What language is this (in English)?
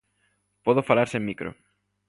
Galician